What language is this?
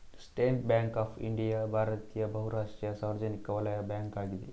Kannada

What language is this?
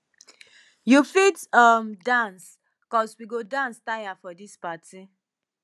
Nigerian Pidgin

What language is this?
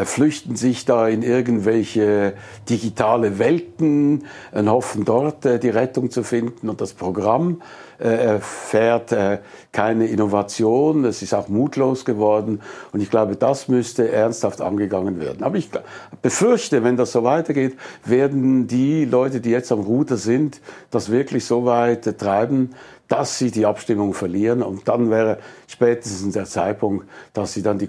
German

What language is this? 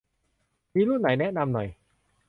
Thai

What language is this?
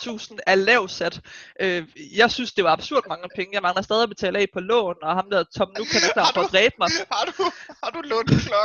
Danish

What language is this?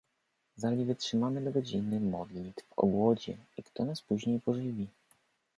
Polish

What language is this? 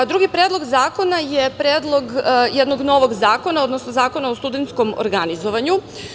Serbian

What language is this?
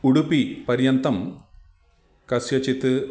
Sanskrit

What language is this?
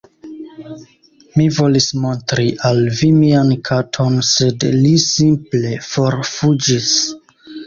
Esperanto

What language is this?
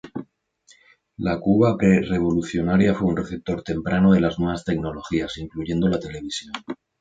Spanish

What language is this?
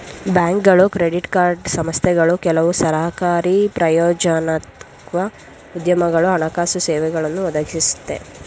Kannada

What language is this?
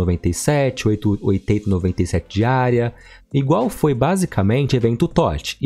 Portuguese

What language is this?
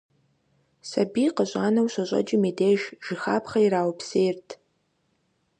Kabardian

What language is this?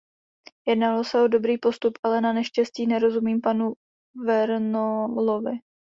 Czech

